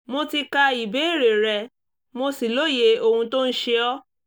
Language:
Yoruba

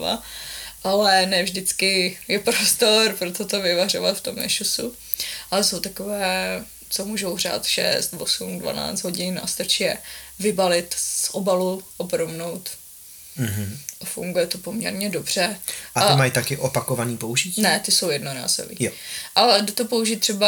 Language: Czech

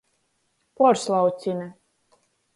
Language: Latgalian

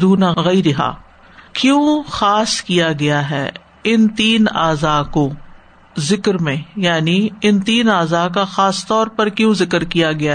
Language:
Urdu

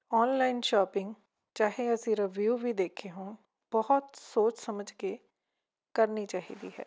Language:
Punjabi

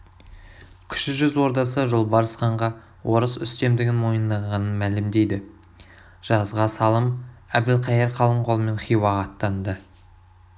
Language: Kazakh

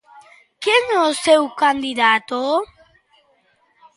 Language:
Galician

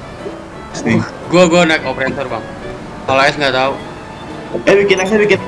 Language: Indonesian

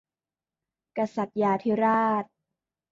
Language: Thai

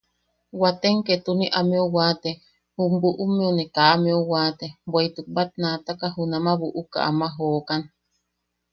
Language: Yaqui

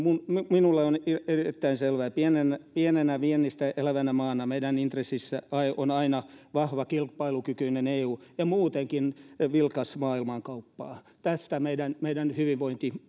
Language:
Finnish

